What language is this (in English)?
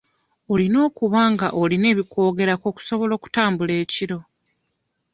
Ganda